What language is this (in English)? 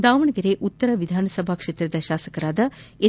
Kannada